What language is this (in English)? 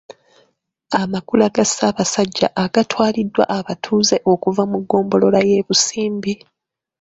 Ganda